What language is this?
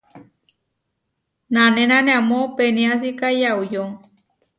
Huarijio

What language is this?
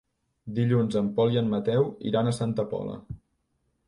Catalan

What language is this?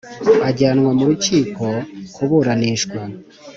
Kinyarwanda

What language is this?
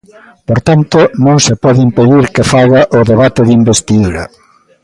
Galician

